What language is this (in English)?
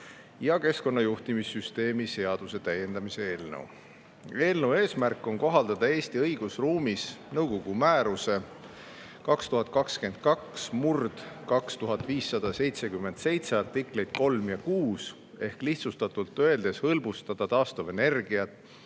Estonian